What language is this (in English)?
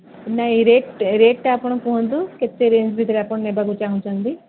Odia